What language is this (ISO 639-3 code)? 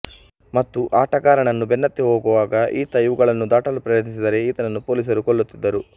kan